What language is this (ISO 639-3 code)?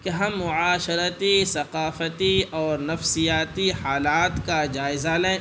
urd